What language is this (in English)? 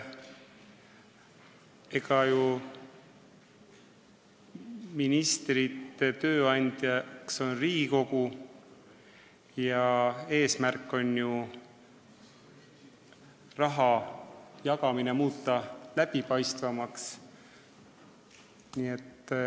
Estonian